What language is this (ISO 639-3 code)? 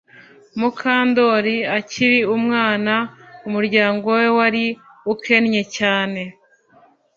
kin